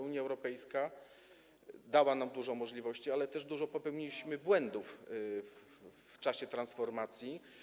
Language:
Polish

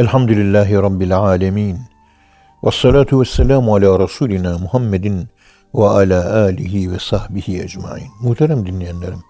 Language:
Turkish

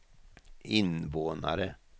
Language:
Swedish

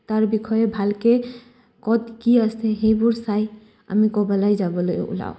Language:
Assamese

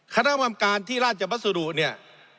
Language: Thai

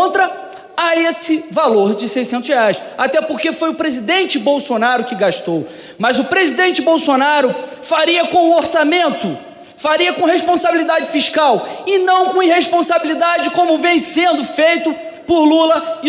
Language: Portuguese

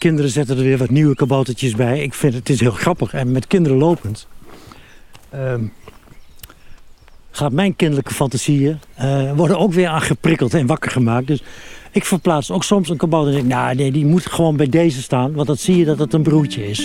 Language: Dutch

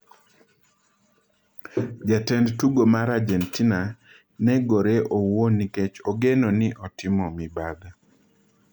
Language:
Luo (Kenya and Tanzania)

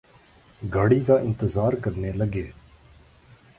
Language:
Urdu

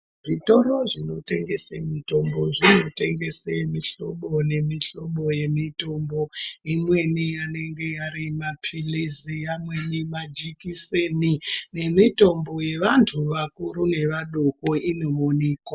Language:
Ndau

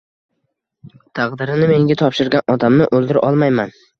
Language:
Uzbek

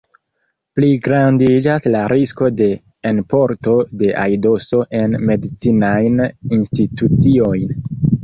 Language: Esperanto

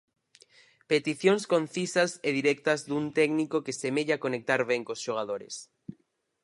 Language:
Galician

